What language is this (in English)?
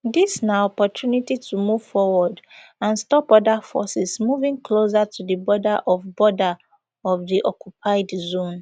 Nigerian Pidgin